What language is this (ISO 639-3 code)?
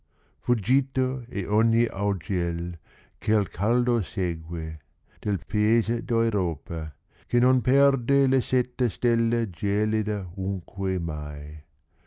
ita